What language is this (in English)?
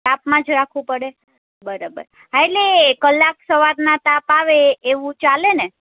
Gujarati